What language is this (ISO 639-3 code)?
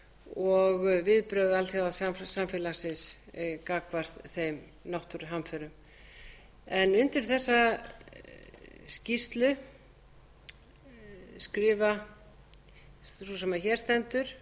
isl